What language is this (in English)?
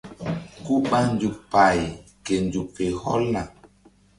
Mbum